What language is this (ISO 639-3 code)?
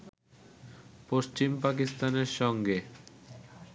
ben